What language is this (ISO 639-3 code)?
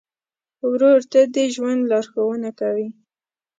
pus